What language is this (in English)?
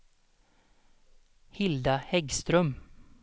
Swedish